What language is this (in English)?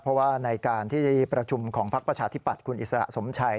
Thai